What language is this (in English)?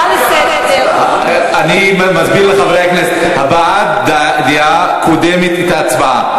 Hebrew